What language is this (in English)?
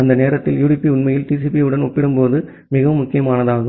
Tamil